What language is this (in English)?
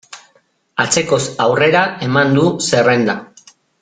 Basque